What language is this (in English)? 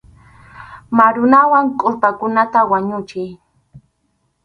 Arequipa-La Unión Quechua